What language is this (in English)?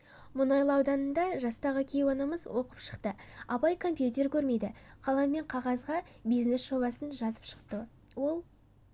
Kazakh